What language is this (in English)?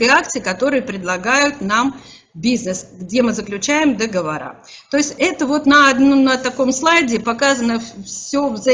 Russian